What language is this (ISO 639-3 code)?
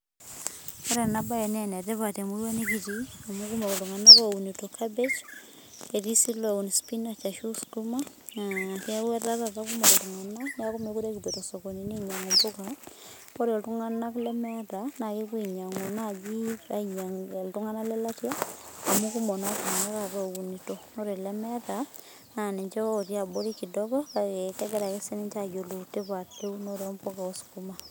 mas